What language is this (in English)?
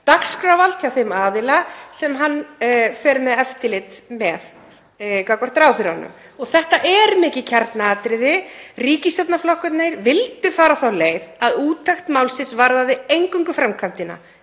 Icelandic